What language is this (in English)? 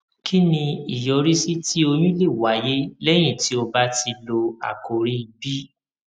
Yoruba